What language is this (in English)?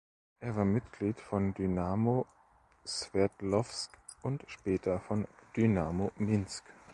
German